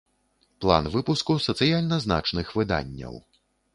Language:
Belarusian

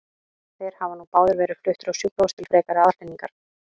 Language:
Icelandic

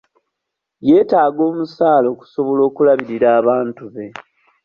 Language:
Ganda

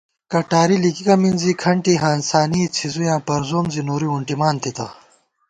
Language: Gawar-Bati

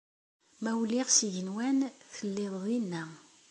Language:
Kabyle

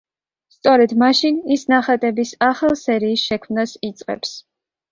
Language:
Georgian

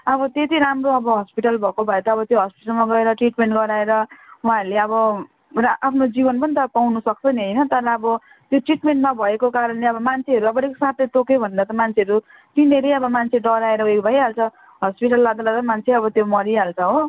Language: Nepali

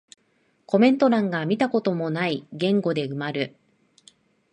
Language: Japanese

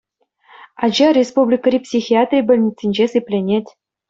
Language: Chuvash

